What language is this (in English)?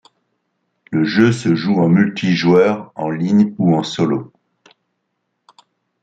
French